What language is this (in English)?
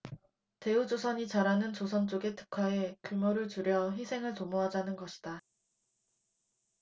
Korean